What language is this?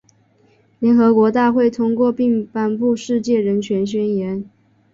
Chinese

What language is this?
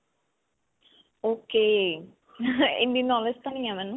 Punjabi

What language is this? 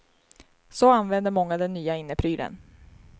Swedish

